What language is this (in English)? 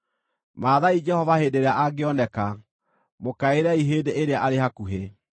Kikuyu